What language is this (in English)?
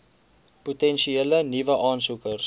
Afrikaans